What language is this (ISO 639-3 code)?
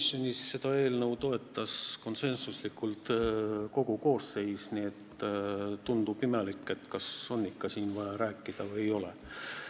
est